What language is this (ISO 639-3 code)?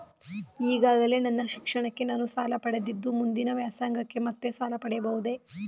kan